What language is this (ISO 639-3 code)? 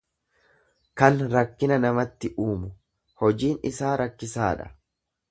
orm